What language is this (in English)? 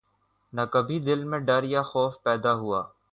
Urdu